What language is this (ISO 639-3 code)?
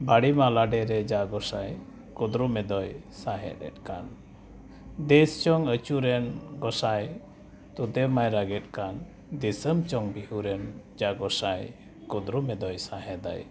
sat